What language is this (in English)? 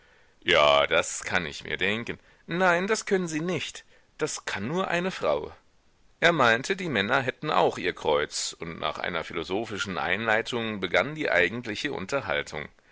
German